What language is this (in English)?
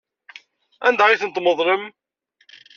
Kabyle